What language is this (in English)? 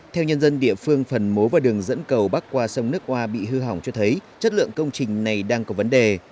Vietnamese